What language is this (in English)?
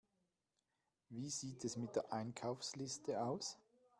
German